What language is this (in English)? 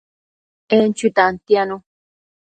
Matsés